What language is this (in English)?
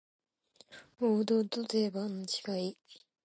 Japanese